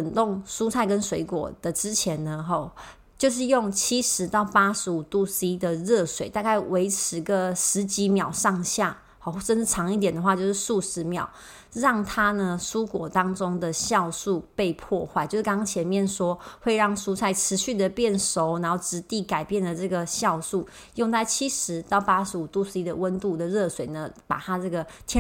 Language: Chinese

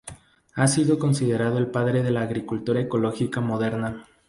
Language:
Spanish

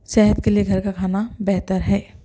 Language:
Urdu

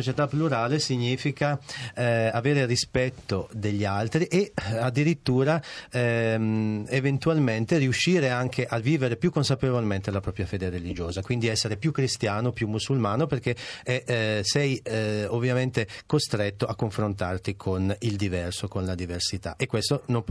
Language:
Italian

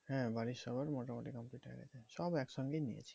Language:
Bangla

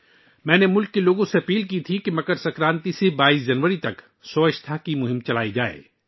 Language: Urdu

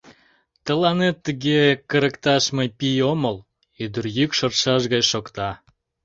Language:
Mari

